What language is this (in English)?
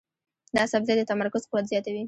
Pashto